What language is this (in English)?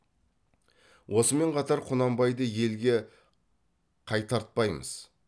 Kazakh